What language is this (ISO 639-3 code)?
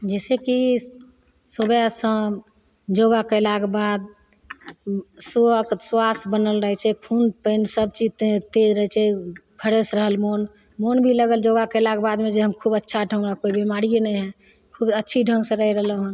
mai